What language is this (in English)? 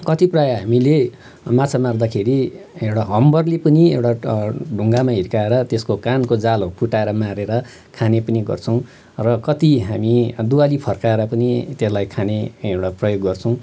Nepali